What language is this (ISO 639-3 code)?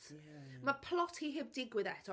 cym